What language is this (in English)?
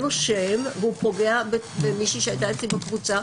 Hebrew